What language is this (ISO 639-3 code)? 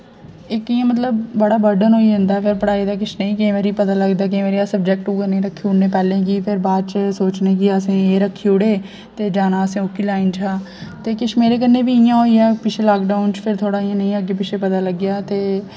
doi